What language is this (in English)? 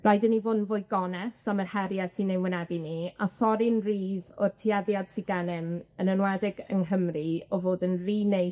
Welsh